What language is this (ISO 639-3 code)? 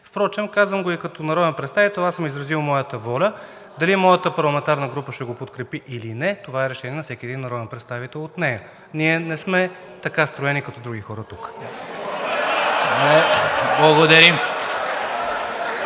bul